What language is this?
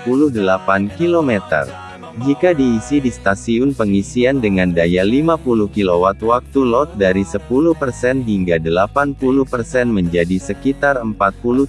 Indonesian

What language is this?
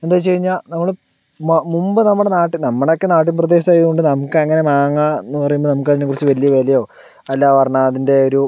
Malayalam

